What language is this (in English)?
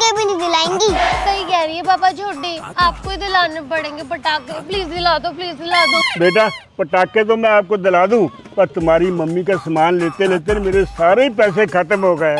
Hindi